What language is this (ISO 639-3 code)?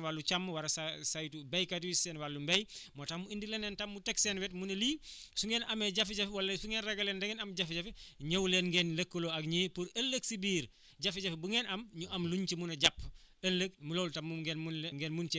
wol